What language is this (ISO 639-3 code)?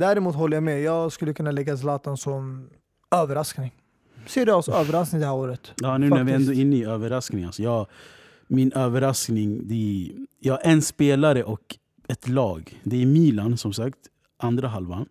swe